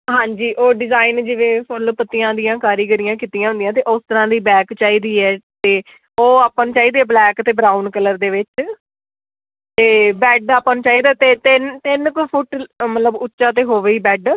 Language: Punjabi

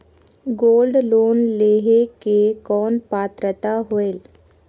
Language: Chhattisgarhi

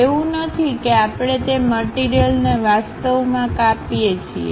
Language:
Gujarati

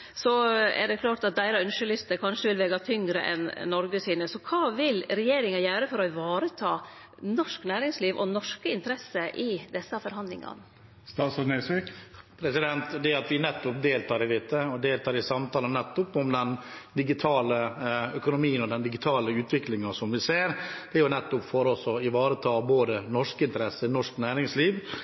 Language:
Norwegian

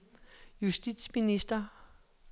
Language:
Danish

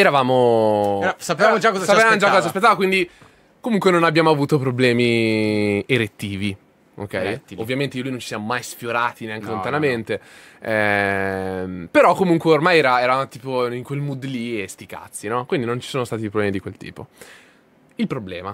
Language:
Italian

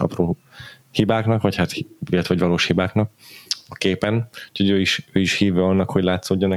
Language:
Hungarian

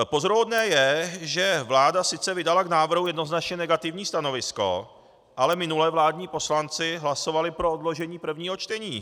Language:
Czech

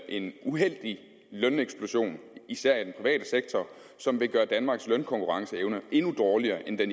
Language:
Danish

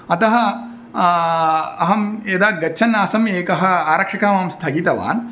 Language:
Sanskrit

